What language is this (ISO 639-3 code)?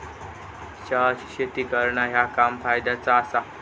mar